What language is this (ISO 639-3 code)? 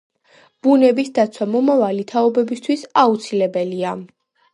kat